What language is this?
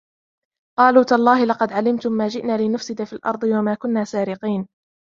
Arabic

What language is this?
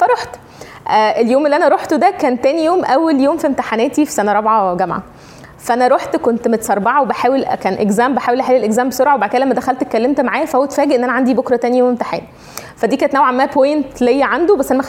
Arabic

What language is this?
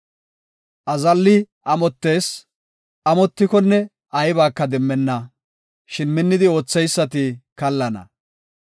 Gofa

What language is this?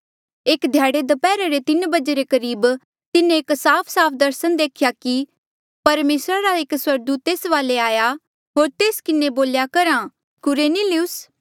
Mandeali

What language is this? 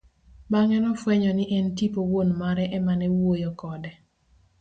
Luo (Kenya and Tanzania)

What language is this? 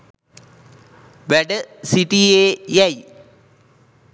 Sinhala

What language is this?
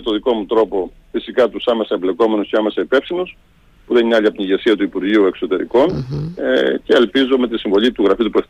Greek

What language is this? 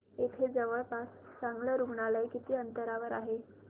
Marathi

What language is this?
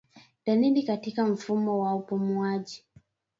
Swahili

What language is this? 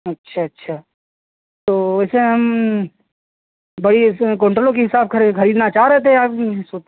Hindi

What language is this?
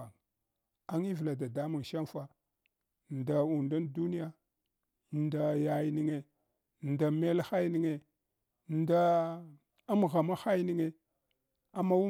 Hwana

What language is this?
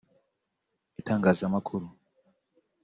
Kinyarwanda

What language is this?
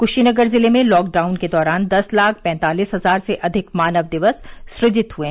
Hindi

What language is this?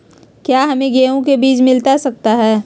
Magahi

